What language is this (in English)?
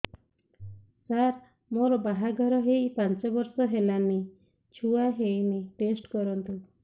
Odia